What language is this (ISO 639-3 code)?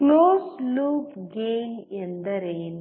kan